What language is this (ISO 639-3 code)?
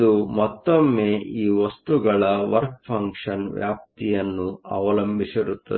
kan